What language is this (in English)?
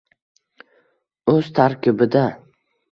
Uzbek